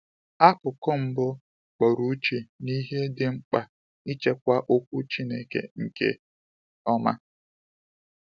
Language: Igbo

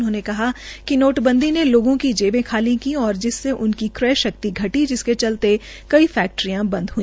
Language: Hindi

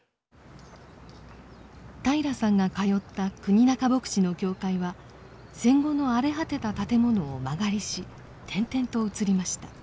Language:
Japanese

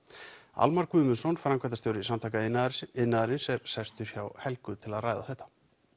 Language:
Icelandic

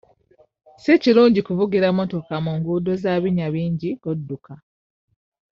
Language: Ganda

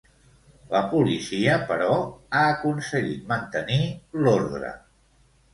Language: Catalan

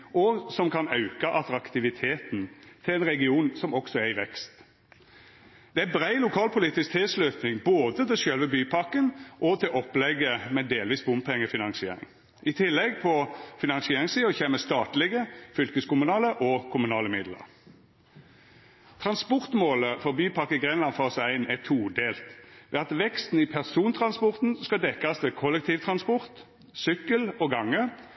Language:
Norwegian Nynorsk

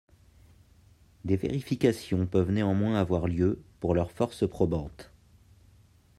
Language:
French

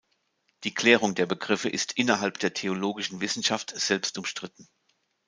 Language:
German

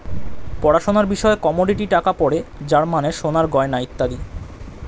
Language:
Bangla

